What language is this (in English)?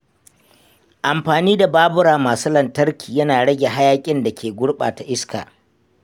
Hausa